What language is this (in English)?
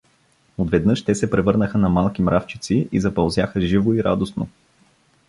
Bulgarian